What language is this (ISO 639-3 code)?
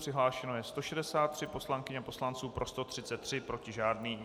ces